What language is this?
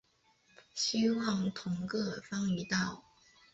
Chinese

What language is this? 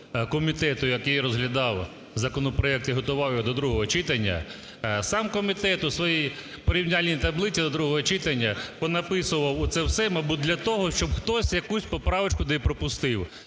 Ukrainian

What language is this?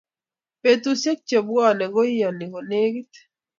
Kalenjin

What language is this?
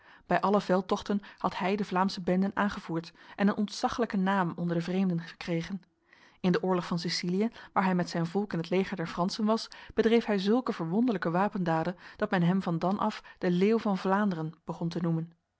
Dutch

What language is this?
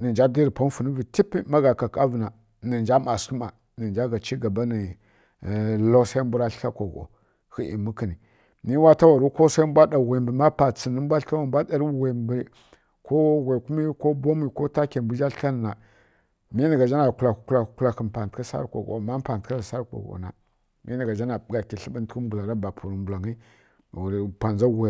Kirya-Konzəl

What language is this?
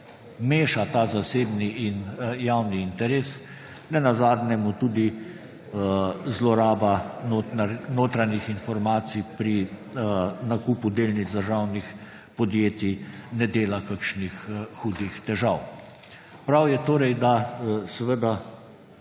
Slovenian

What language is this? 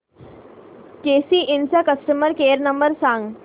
Marathi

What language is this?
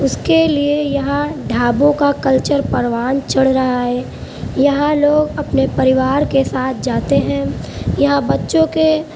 Urdu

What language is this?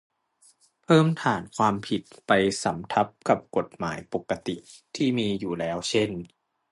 Thai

